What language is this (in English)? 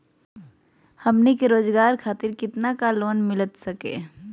Magahi